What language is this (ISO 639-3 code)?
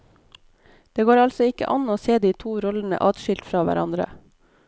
nor